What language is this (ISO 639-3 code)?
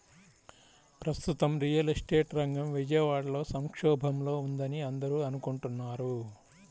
tel